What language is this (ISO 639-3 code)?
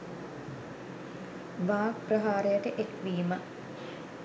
sin